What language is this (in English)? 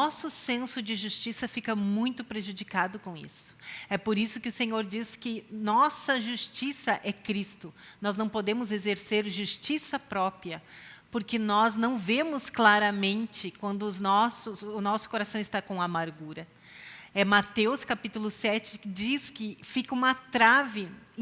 Portuguese